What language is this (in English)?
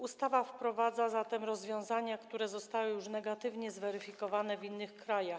Polish